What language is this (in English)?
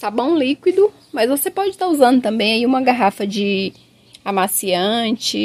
Portuguese